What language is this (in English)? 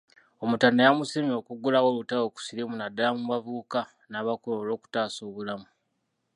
Ganda